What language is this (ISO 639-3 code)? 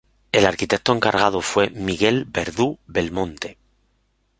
spa